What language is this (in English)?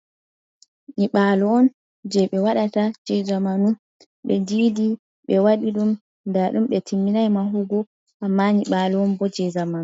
Fula